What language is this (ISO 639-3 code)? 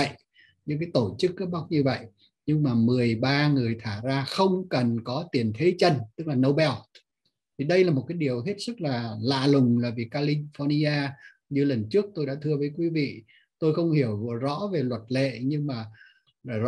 vie